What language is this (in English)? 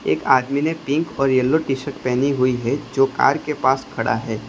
Hindi